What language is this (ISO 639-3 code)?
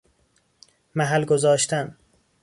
fas